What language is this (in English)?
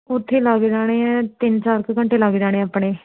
Punjabi